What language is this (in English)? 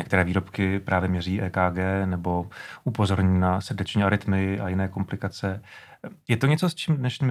Czech